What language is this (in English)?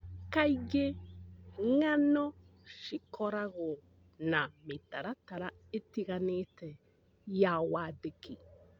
Kikuyu